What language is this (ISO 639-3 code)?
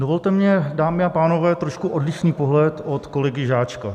ces